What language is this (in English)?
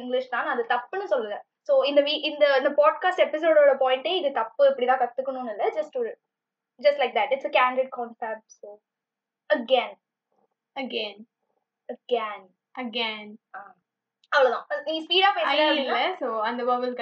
Tamil